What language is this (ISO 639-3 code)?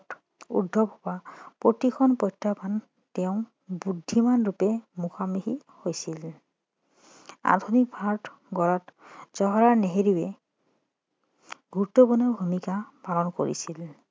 asm